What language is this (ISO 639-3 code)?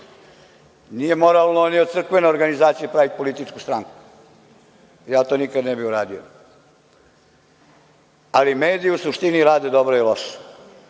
srp